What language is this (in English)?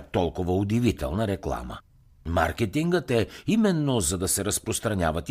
Bulgarian